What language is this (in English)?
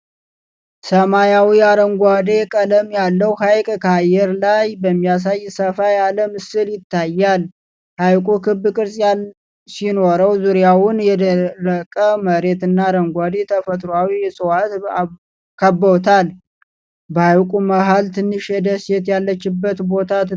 Amharic